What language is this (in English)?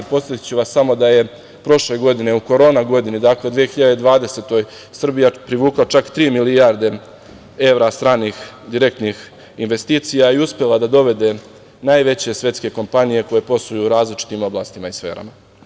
Serbian